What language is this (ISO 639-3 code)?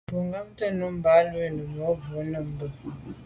byv